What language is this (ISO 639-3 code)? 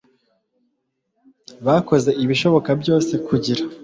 kin